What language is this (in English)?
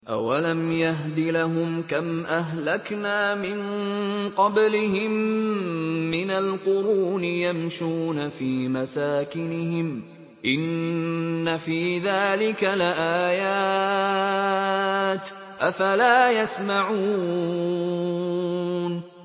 Arabic